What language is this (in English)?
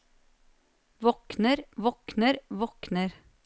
Norwegian